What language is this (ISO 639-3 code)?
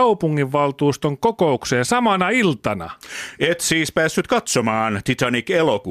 fin